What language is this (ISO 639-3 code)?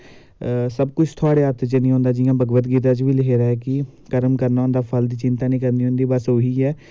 doi